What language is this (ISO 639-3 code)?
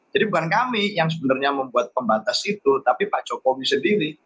ind